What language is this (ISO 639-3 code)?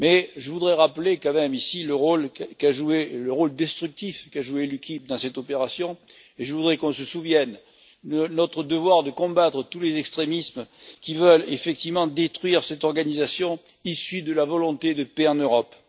fra